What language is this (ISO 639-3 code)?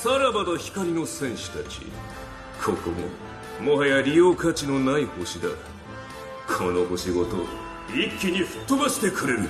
jpn